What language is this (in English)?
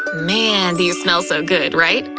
English